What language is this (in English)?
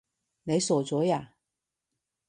Cantonese